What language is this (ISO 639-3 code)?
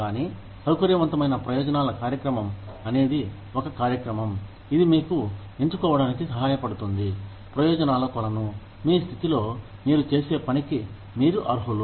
tel